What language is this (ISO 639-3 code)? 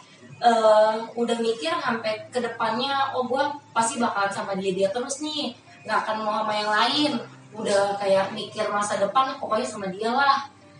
ind